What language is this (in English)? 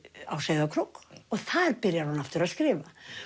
Icelandic